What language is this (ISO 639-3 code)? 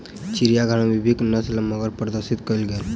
mai